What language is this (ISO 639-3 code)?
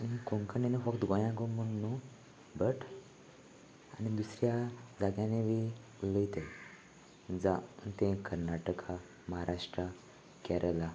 kok